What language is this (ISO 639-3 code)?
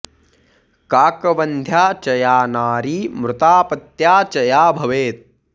san